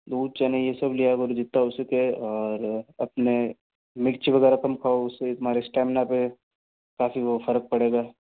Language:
Hindi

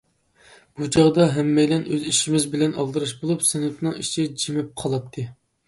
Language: Uyghur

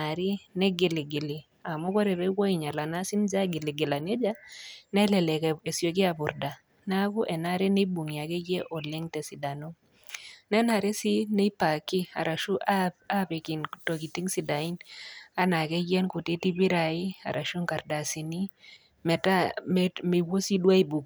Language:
Masai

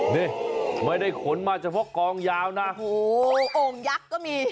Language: Thai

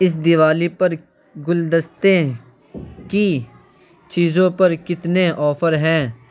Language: Urdu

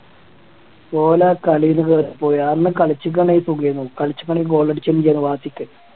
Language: Malayalam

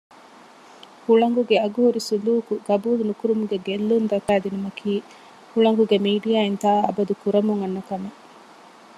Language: Divehi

